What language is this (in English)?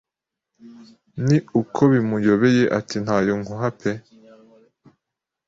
Kinyarwanda